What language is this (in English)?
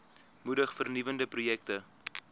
Afrikaans